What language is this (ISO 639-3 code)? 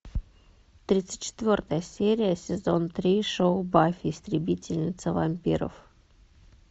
rus